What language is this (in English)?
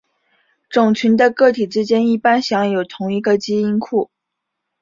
Chinese